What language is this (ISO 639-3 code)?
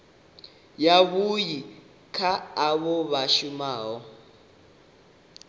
ven